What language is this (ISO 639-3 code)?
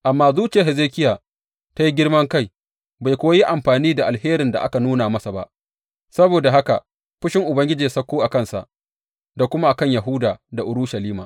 hau